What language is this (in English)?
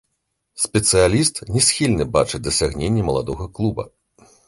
Belarusian